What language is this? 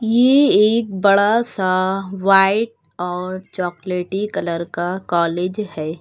Hindi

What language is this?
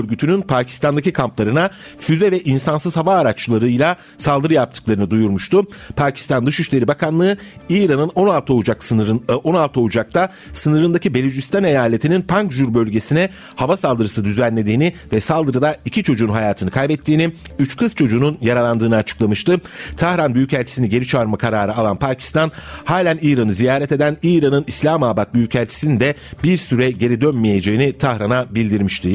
Turkish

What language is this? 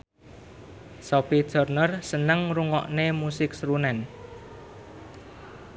Javanese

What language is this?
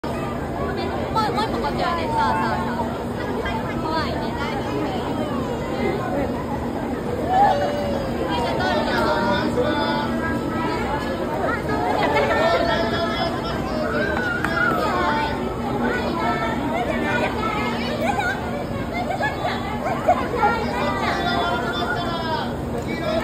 Japanese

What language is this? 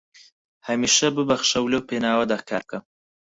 Central Kurdish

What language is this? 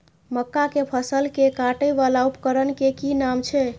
Maithili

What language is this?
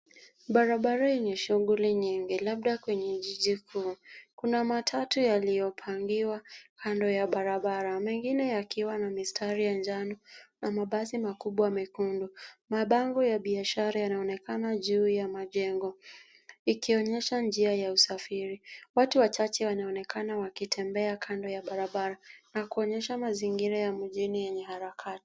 Swahili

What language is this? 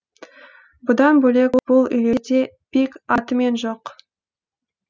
Kazakh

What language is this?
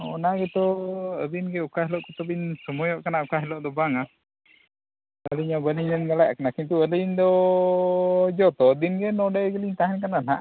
Santali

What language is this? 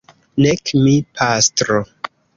Esperanto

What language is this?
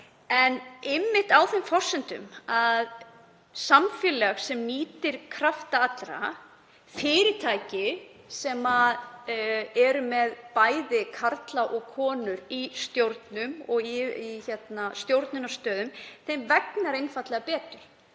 Icelandic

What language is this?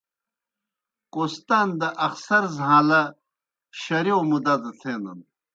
Kohistani Shina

